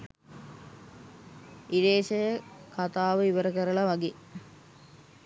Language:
Sinhala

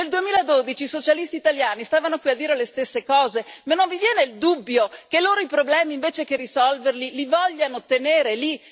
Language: Italian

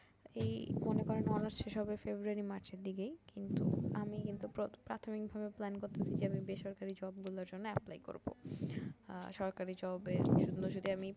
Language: Bangla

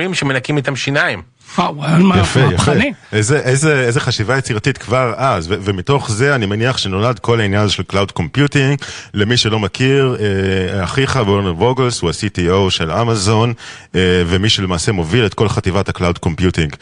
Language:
Hebrew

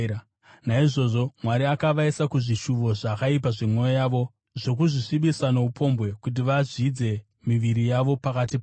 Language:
Shona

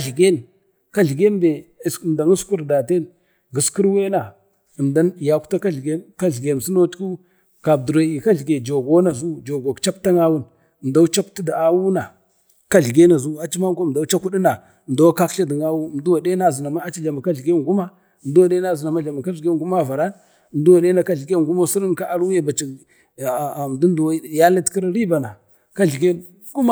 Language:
Bade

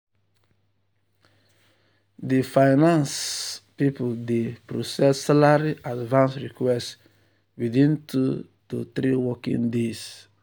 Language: Nigerian Pidgin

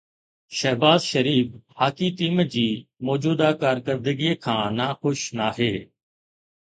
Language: Sindhi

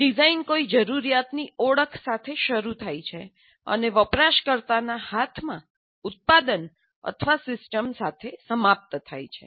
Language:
Gujarati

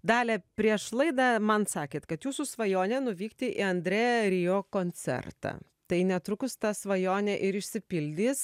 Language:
Lithuanian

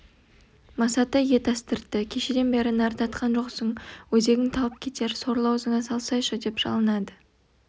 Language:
Kazakh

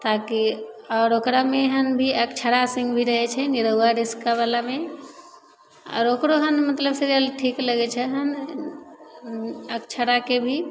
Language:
Maithili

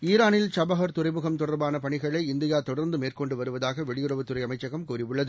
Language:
Tamil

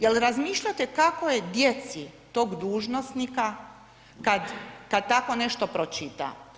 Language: Croatian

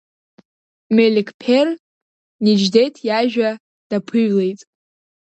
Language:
Abkhazian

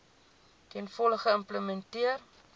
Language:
Afrikaans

